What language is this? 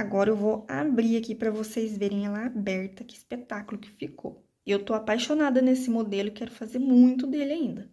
Portuguese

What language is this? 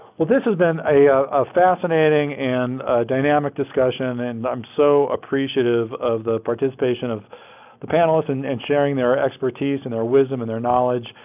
English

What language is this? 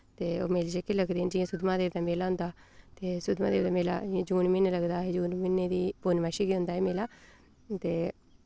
Dogri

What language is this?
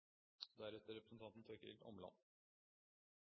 Norwegian Bokmål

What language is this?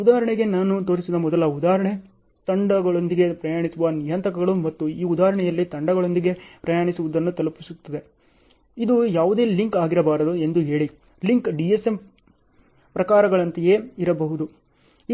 Kannada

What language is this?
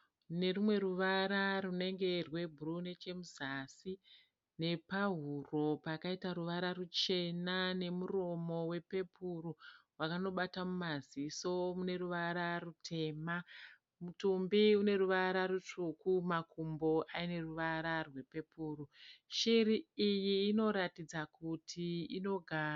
Shona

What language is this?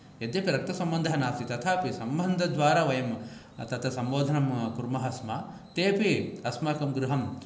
Sanskrit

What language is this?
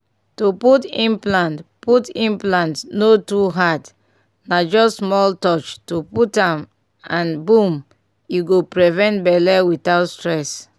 Nigerian Pidgin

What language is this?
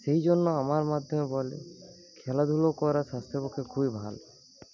Bangla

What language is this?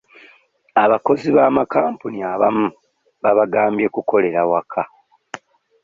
Ganda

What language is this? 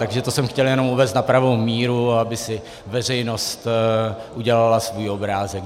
Czech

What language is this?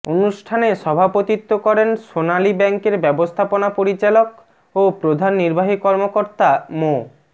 Bangla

